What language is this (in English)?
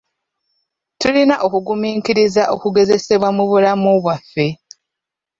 Ganda